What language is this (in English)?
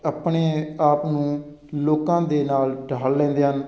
Punjabi